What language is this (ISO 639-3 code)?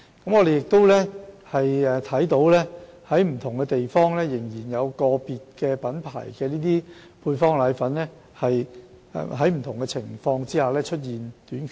yue